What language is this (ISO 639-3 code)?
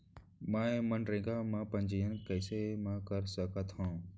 hne